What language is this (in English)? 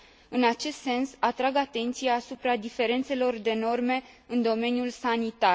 Romanian